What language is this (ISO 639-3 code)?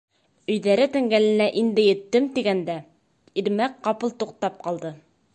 bak